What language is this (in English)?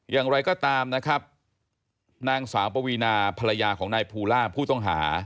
Thai